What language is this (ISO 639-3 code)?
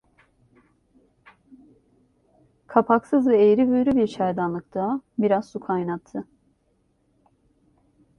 tur